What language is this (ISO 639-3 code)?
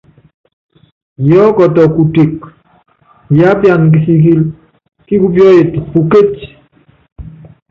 yav